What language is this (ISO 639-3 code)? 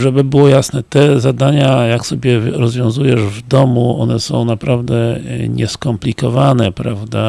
pol